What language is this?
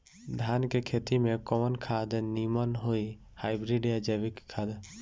Bhojpuri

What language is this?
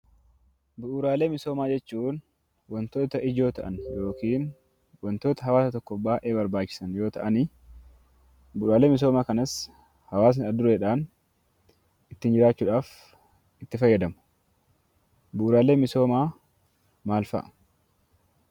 Oromo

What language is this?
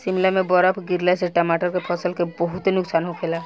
Bhojpuri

